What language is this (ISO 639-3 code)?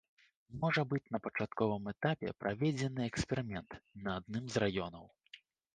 bel